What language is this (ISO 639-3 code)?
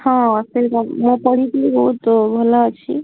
ori